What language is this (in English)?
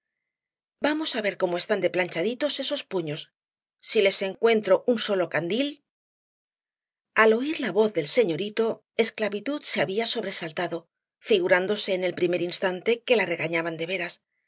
Spanish